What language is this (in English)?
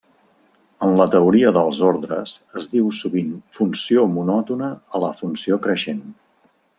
Catalan